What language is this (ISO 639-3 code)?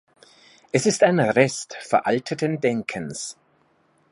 deu